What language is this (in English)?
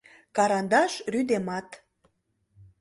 Mari